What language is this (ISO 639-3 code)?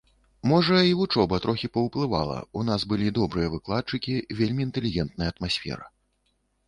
bel